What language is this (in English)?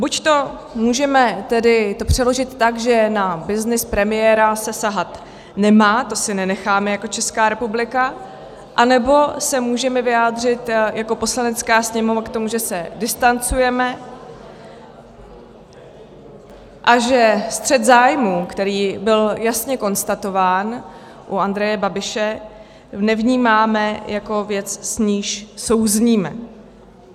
Czech